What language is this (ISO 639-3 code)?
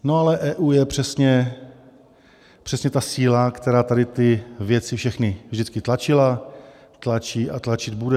ces